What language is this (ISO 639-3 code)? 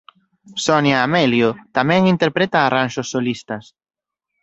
glg